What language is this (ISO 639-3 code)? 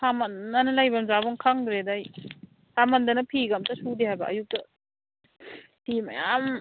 mni